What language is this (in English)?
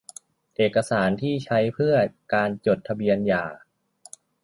Thai